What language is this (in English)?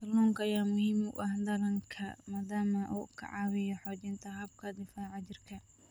Somali